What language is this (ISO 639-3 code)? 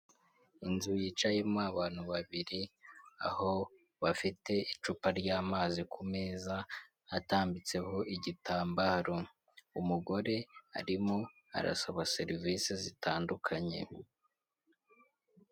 kin